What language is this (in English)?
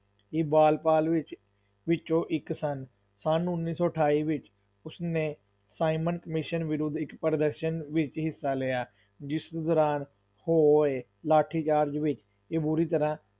Punjabi